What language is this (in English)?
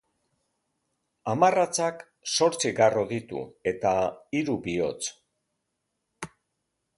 Basque